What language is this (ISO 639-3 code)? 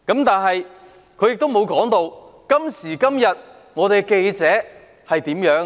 yue